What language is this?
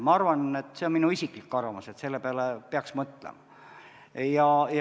Estonian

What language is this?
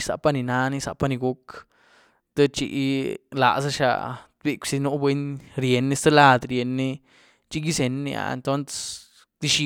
Güilá Zapotec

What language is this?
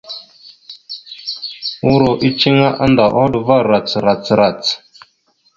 Mada (Cameroon)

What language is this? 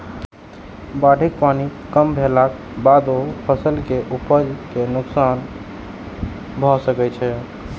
Maithili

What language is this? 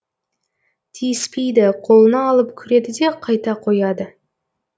Kazakh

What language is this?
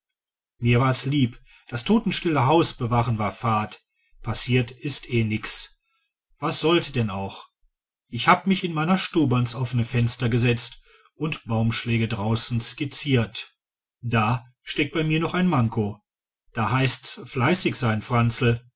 German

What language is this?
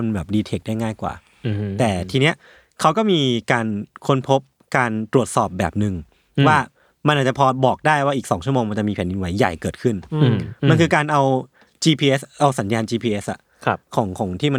Thai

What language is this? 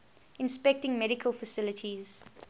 English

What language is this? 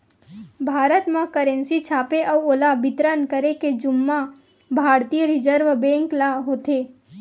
Chhattisgarhi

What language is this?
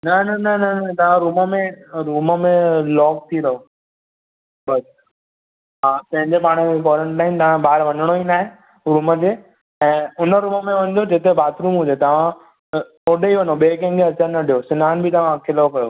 Sindhi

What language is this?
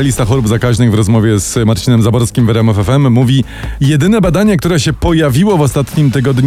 Polish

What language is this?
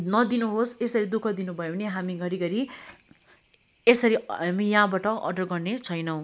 Nepali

